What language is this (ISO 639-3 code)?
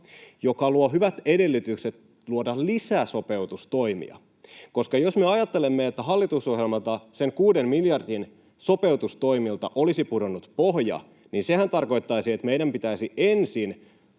fin